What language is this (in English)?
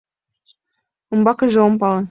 Mari